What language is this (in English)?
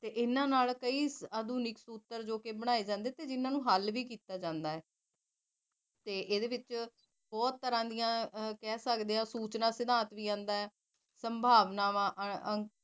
Punjabi